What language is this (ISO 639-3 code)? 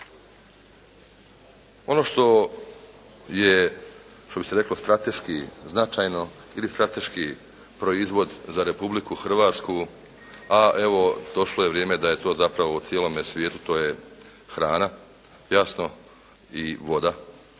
hrv